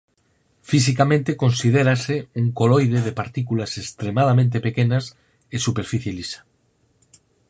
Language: Galician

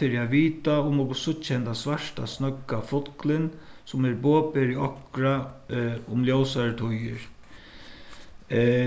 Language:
Faroese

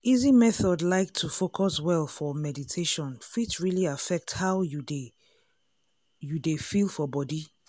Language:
Nigerian Pidgin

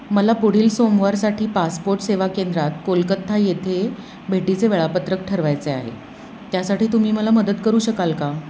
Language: Marathi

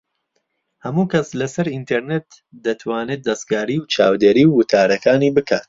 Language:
Central Kurdish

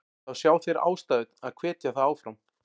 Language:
Icelandic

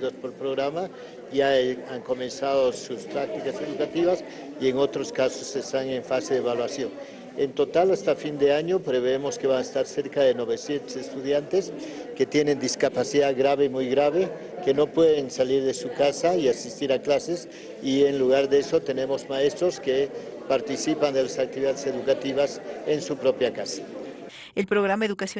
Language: Spanish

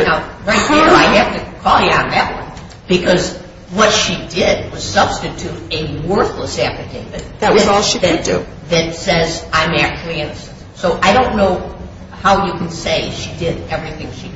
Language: English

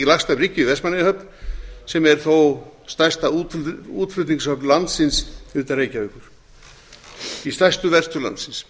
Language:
Icelandic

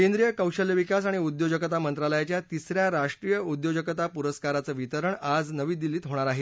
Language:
Marathi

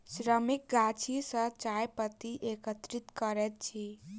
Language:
Maithili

